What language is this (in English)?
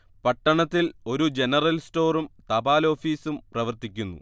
Malayalam